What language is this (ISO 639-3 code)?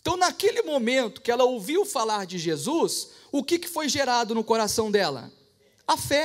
por